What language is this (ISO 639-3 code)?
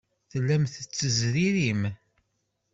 kab